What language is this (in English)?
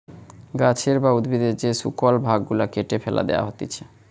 Bangla